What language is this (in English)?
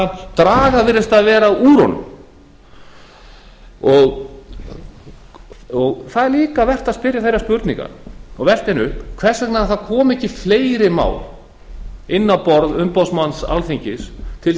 Icelandic